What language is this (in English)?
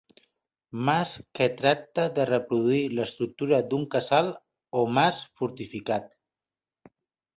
Catalan